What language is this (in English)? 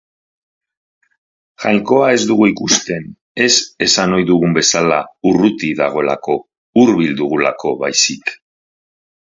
Basque